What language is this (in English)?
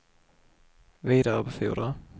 Swedish